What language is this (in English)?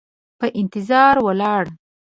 Pashto